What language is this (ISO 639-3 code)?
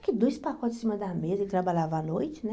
por